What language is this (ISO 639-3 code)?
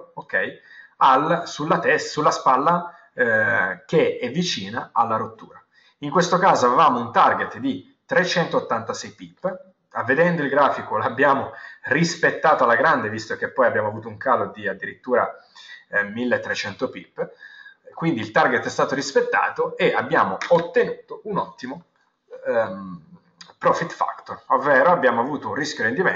ita